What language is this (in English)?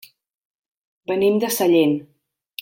Catalan